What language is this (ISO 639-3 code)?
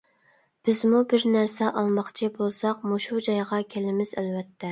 uig